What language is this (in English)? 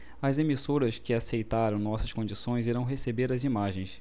Portuguese